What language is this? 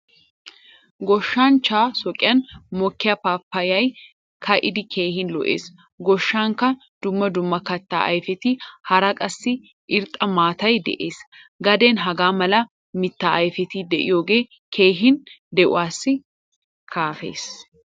Wolaytta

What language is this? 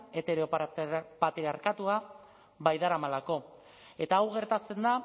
Basque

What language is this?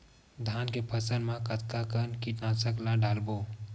Chhattisgarhi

